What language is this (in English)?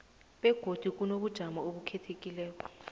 South Ndebele